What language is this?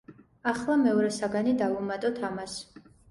Georgian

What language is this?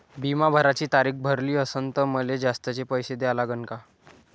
Marathi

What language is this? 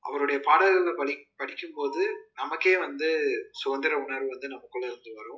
Tamil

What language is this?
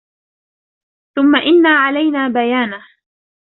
Arabic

